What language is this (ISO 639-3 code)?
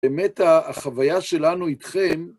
heb